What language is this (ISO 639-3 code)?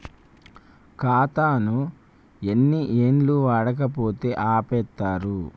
tel